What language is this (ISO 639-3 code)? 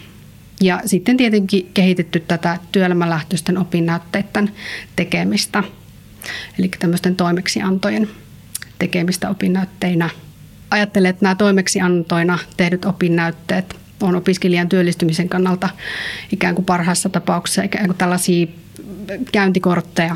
fin